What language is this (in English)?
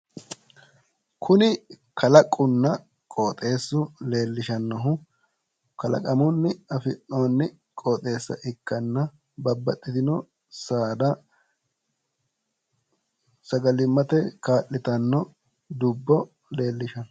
Sidamo